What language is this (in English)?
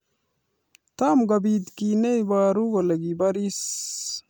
Kalenjin